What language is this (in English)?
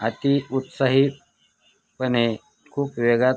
Marathi